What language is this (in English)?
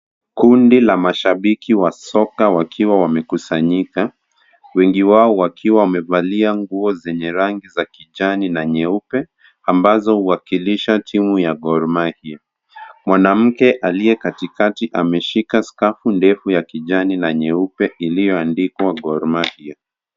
Swahili